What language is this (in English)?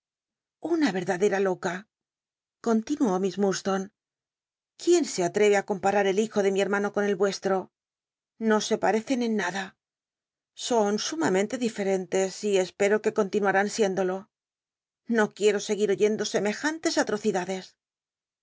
Spanish